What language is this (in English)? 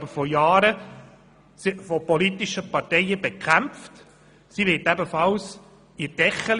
Swiss German